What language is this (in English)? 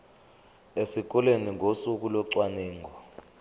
Zulu